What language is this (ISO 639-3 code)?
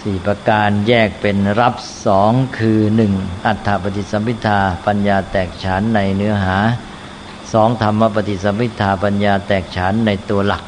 tha